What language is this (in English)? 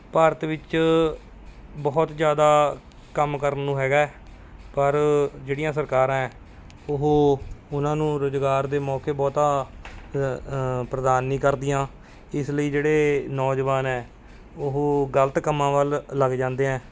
Punjabi